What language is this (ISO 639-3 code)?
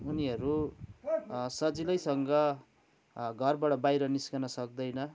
nep